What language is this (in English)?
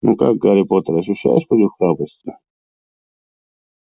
Russian